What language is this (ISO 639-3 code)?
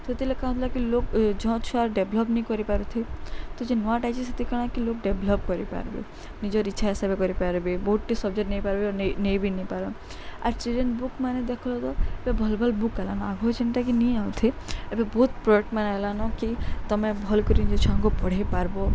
ori